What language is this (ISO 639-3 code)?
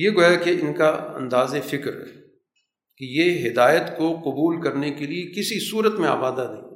urd